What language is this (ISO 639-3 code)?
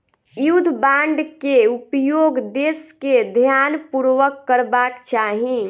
mai